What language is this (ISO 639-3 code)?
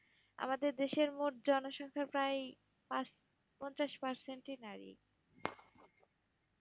ben